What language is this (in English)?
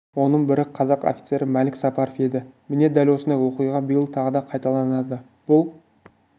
Kazakh